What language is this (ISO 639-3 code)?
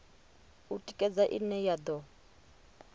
ven